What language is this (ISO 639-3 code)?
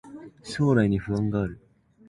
jpn